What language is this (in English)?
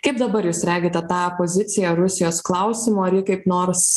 Lithuanian